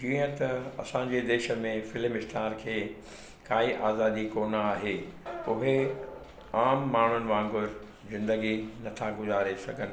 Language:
Sindhi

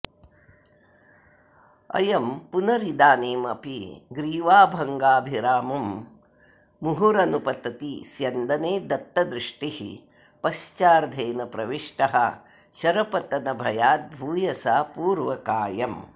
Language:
Sanskrit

